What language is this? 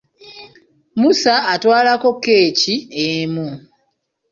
Ganda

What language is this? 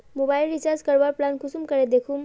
Magahi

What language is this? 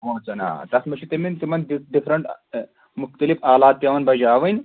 Kashmiri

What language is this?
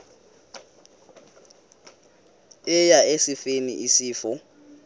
Xhosa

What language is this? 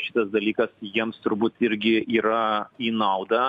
Lithuanian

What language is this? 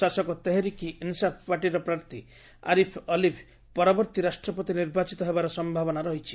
Odia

